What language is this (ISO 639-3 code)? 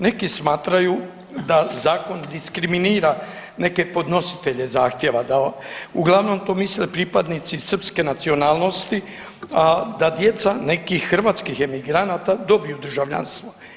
hrv